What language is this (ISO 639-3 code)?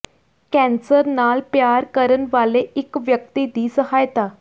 pan